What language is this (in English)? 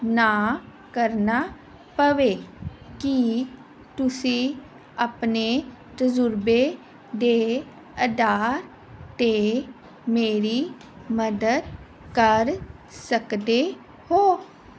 Punjabi